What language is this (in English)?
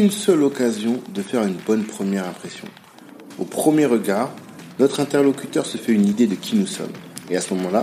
French